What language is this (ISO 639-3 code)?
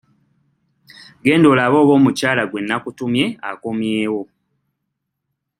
lug